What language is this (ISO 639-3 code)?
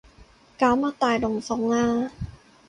yue